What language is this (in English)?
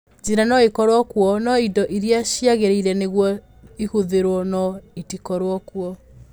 Kikuyu